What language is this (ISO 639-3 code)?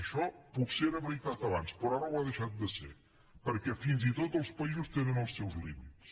cat